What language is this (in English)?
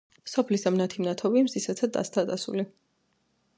Georgian